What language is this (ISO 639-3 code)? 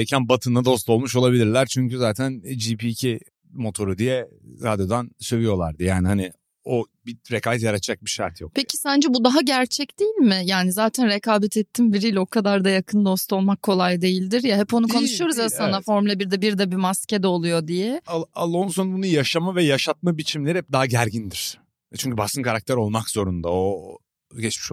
tur